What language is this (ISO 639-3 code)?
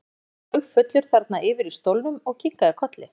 isl